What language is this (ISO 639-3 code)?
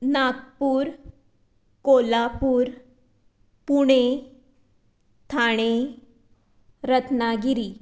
kok